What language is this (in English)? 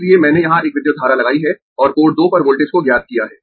Hindi